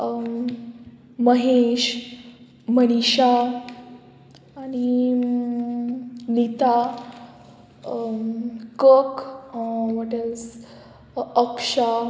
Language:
Konkani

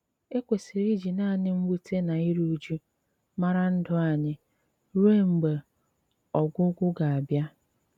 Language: Igbo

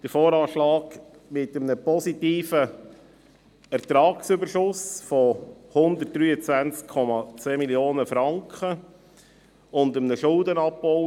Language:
Swiss German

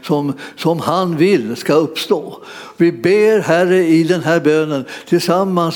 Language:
Swedish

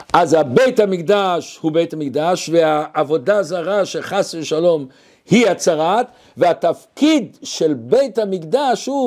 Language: Hebrew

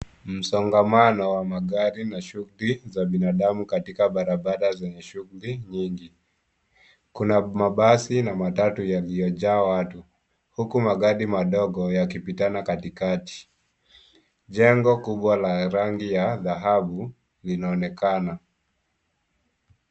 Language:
Swahili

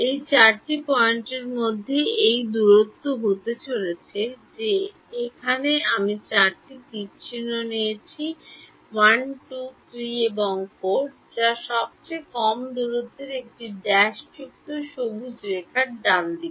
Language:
Bangla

